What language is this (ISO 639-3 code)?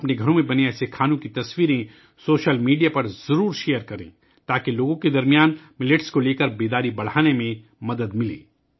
urd